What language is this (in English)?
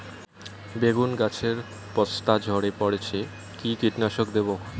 Bangla